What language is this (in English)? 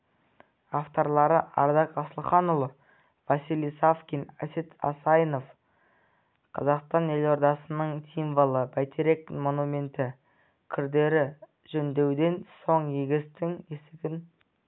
Kazakh